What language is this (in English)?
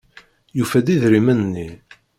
Kabyle